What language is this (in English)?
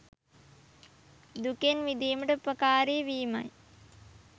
Sinhala